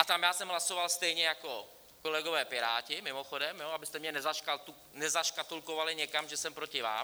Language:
Czech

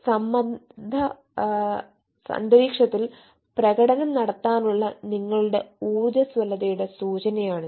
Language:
Malayalam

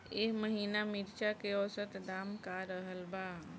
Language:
Bhojpuri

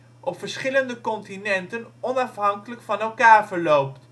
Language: Dutch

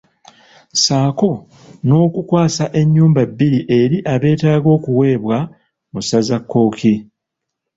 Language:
Ganda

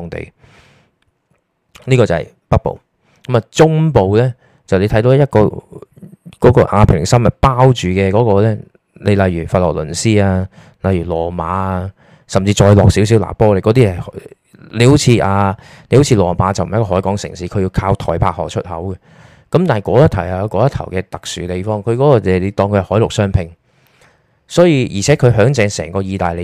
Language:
Chinese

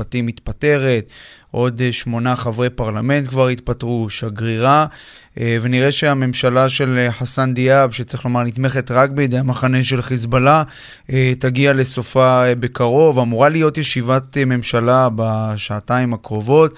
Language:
Hebrew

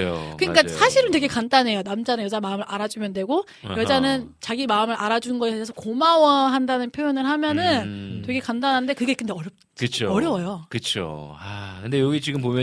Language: Korean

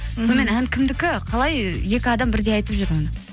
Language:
Kazakh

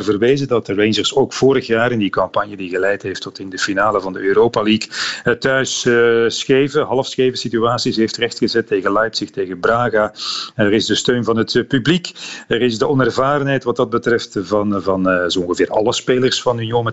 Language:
Dutch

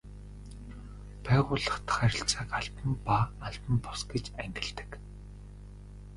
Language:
Mongolian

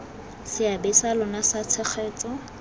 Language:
Tswana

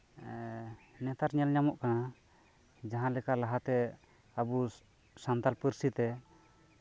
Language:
Santali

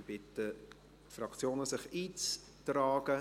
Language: Swiss German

